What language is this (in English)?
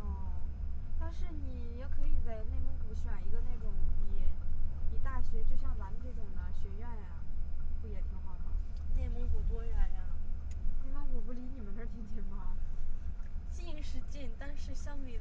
Chinese